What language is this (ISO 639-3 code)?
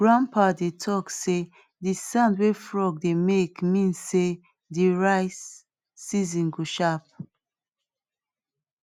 pcm